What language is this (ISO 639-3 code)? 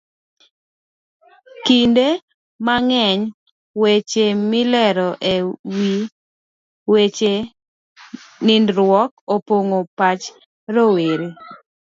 luo